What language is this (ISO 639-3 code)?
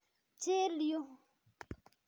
kln